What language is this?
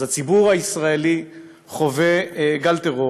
Hebrew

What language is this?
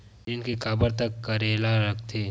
Chhattisgarhi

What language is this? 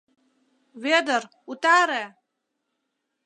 Mari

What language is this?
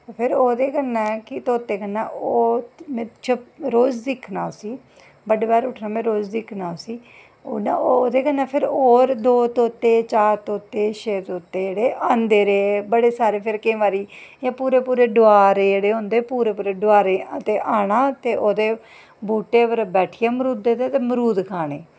Dogri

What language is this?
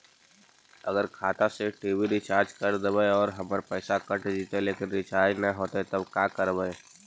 Magahi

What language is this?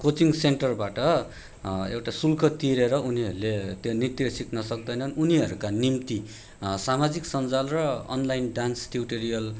Nepali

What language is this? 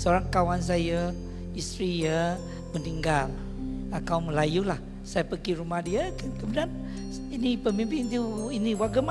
Malay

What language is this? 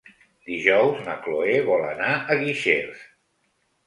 Catalan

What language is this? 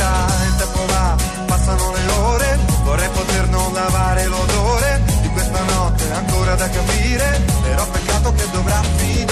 Italian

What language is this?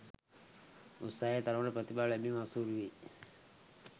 Sinhala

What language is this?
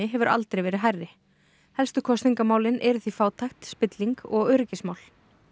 Icelandic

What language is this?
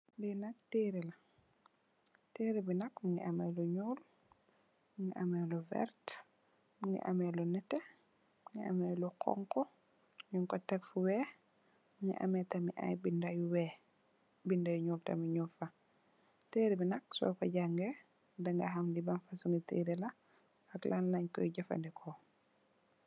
Wolof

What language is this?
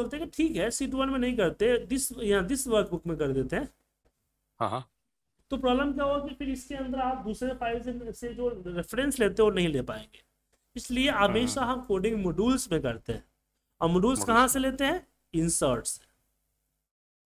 Hindi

